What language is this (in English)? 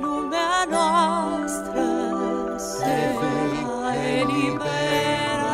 Romanian